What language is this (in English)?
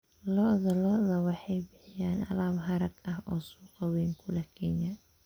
Somali